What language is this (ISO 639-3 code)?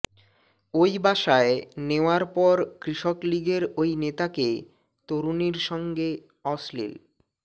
ben